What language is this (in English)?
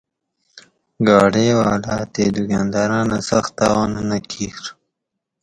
Gawri